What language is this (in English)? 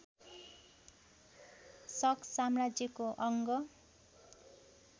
Nepali